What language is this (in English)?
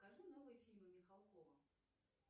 Russian